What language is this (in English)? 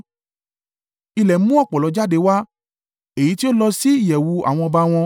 Yoruba